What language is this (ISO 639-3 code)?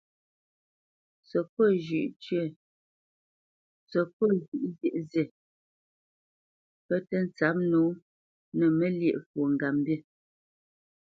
bce